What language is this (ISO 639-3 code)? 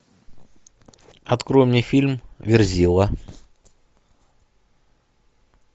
rus